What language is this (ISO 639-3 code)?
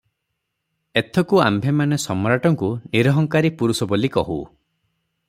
ori